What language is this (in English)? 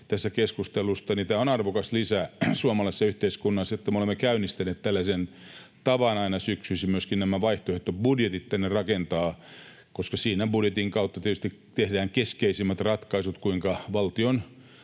Finnish